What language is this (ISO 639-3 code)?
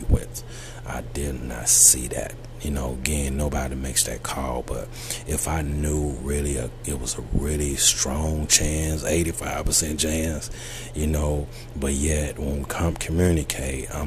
eng